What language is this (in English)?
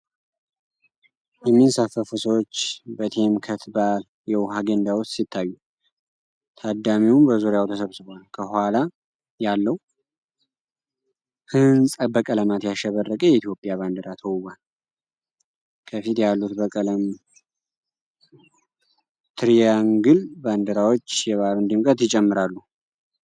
Amharic